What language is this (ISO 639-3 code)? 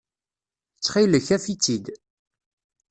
kab